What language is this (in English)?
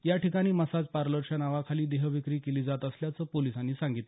Marathi